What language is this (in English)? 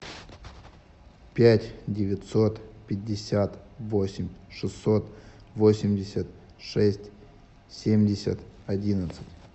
Russian